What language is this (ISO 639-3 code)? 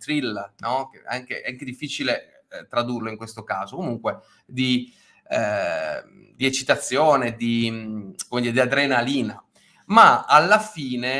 ita